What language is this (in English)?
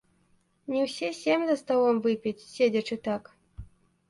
Belarusian